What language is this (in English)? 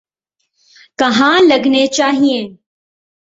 Urdu